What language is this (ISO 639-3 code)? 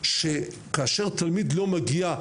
heb